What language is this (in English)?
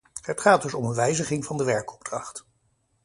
Dutch